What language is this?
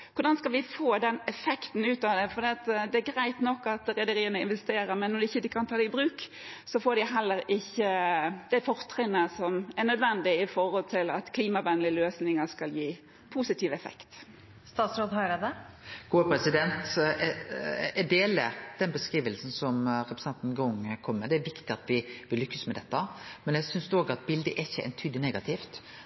Norwegian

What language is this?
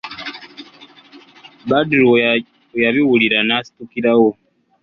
Ganda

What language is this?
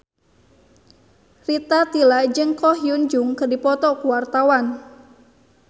Sundanese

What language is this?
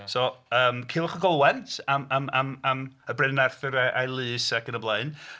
Welsh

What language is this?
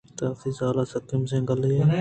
Eastern Balochi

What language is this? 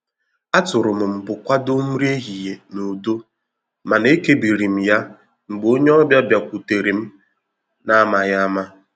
Igbo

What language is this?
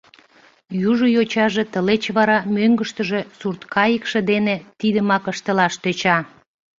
Mari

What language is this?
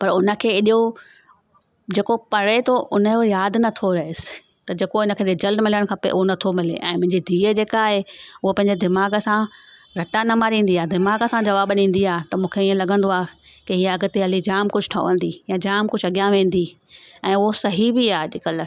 Sindhi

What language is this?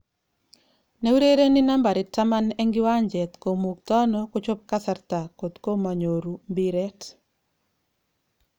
Kalenjin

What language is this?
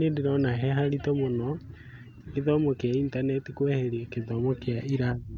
Kikuyu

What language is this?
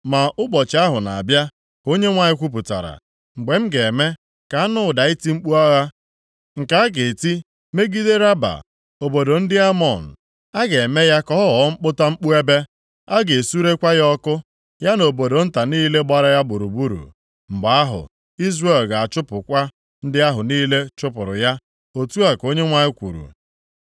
Igbo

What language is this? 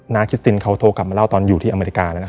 Thai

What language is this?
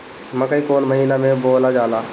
Bhojpuri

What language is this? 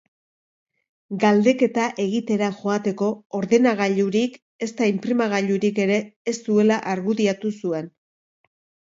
Basque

